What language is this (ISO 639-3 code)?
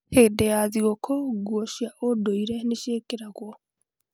kik